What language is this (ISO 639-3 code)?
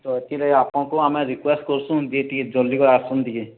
ori